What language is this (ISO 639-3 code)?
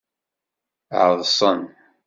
kab